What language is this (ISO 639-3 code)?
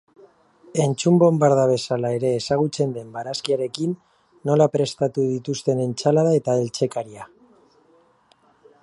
eus